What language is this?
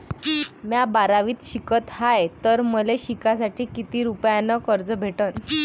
Marathi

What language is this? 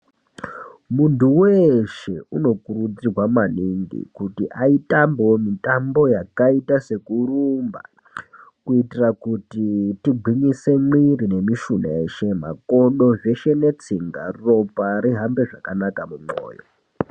Ndau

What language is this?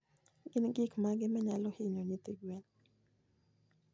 Luo (Kenya and Tanzania)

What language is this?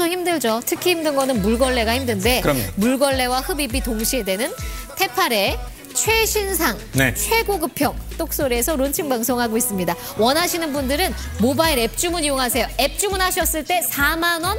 Korean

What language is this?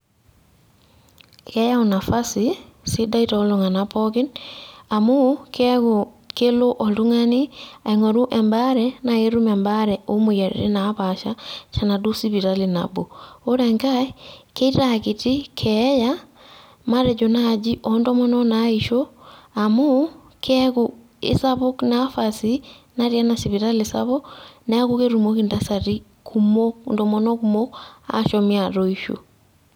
Masai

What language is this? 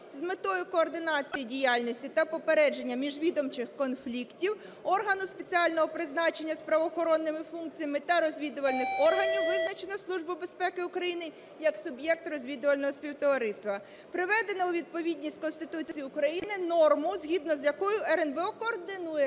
Ukrainian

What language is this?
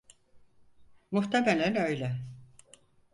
Turkish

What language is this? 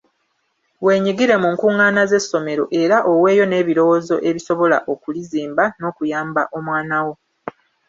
Ganda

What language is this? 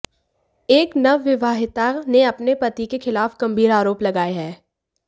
Hindi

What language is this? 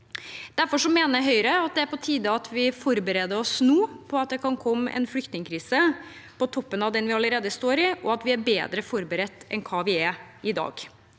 Norwegian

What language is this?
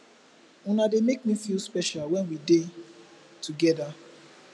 Nigerian Pidgin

